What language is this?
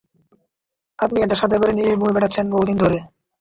Bangla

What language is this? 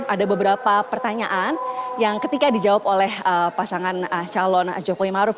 Indonesian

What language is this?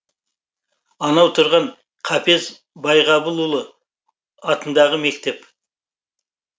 Kazakh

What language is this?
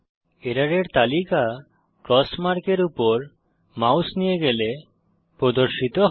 Bangla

